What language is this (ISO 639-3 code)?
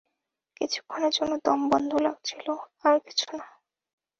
ben